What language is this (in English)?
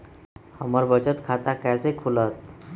Magahi